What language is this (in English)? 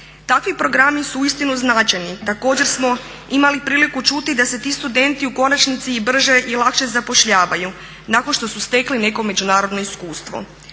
Croatian